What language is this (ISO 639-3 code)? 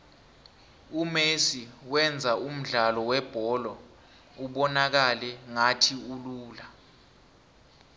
nbl